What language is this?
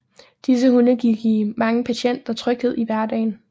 Danish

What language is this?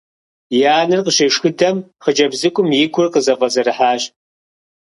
Kabardian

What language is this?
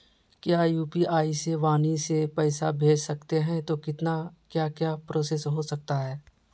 Magahi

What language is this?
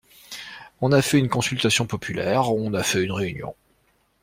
French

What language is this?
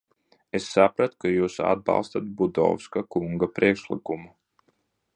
Latvian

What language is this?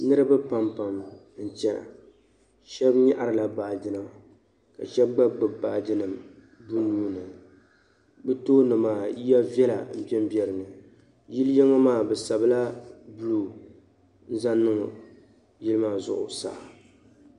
Dagbani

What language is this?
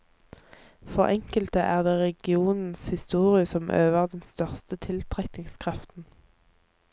Norwegian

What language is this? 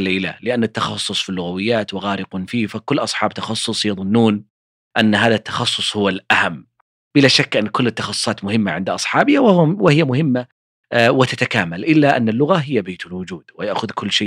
Arabic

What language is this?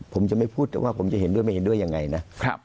Thai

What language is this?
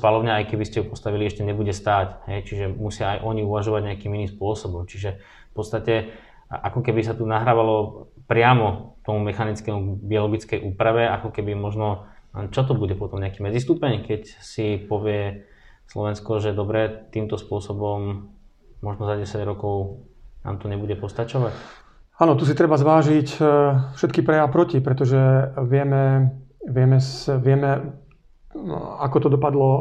Slovak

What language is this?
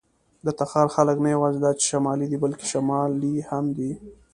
Pashto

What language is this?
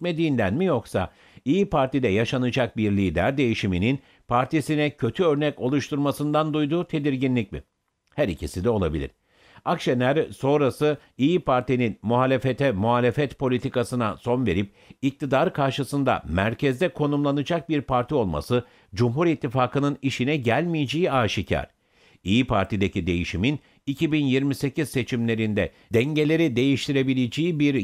Turkish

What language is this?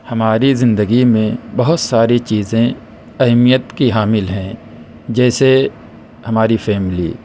Urdu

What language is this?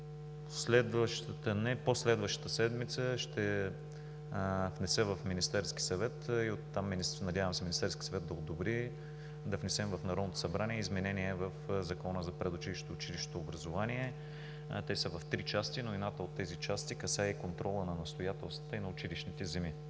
Bulgarian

